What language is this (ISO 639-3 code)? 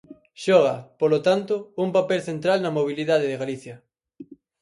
glg